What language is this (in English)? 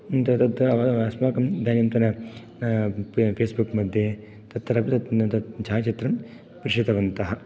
Sanskrit